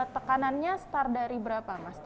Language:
Indonesian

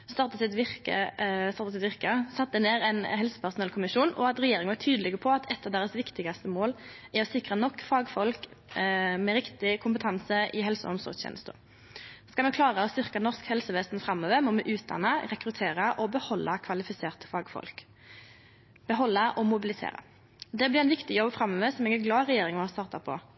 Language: Norwegian Nynorsk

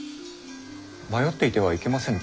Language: Japanese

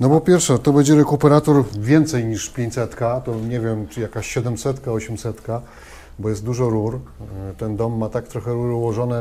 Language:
Polish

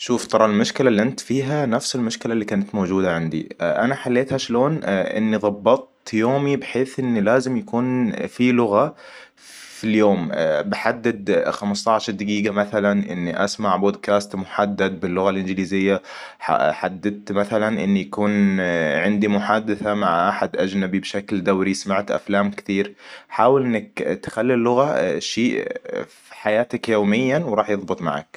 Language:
Hijazi Arabic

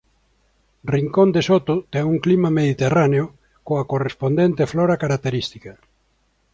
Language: Galician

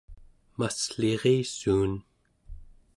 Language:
Central Yupik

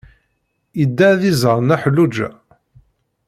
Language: Kabyle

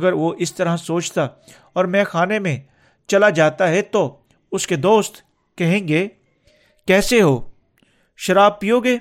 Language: Urdu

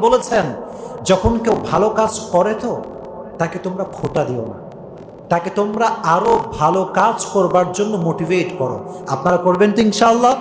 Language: Bangla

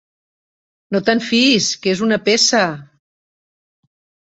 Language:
Catalan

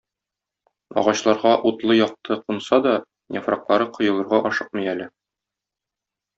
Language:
Tatar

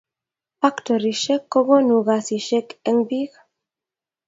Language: Kalenjin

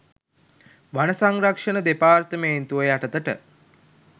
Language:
Sinhala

